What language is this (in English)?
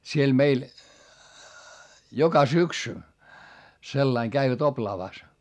Finnish